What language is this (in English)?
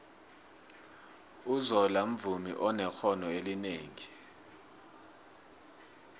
South Ndebele